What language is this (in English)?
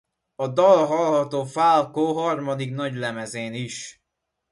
Hungarian